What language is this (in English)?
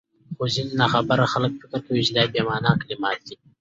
Pashto